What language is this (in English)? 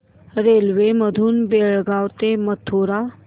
Marathi